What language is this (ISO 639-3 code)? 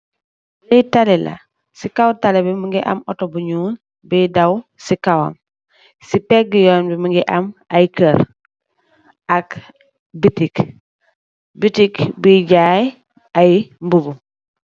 wol